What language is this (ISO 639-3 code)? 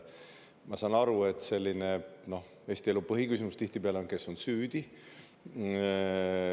est